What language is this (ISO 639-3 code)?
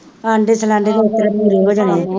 pan